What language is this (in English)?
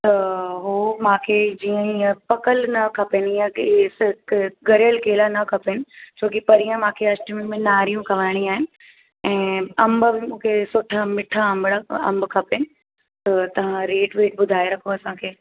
Sindhi